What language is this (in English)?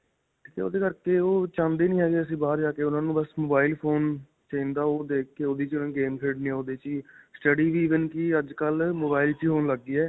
Punjabi